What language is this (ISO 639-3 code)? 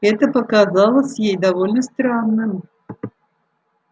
rus